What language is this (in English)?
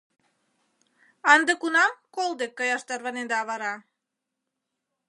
Mari